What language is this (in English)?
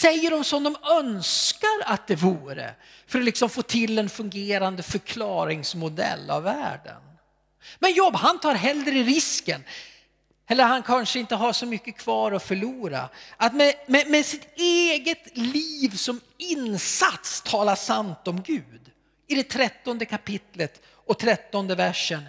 Swedish